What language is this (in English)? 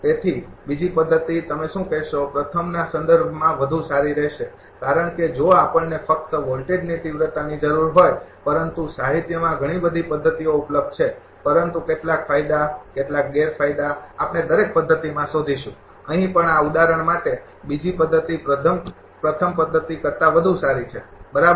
Gujarati